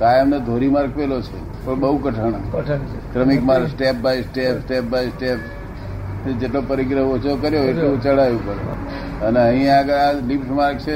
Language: Gujarati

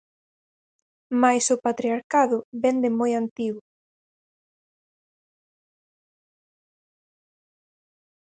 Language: Galician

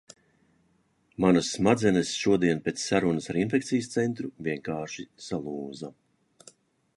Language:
Latvian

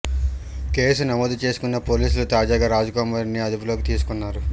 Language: Telugu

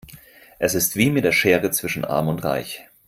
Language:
German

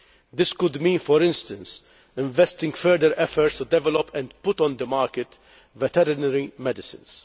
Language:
English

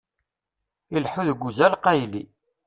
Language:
Kabyle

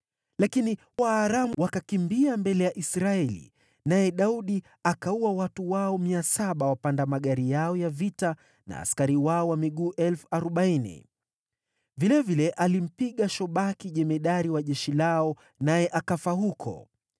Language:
Swahili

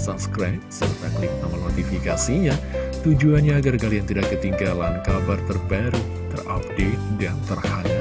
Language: Indonesian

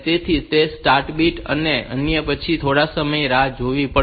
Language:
Gujarati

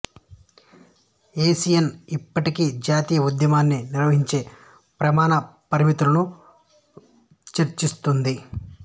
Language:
Telugu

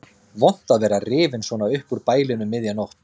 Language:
Icelandic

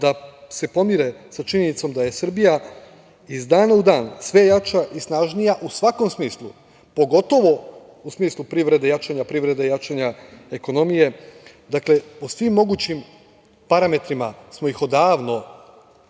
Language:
Serbian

